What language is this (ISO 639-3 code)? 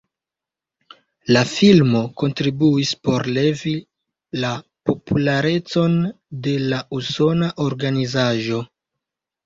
epo